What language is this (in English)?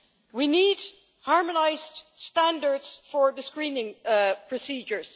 English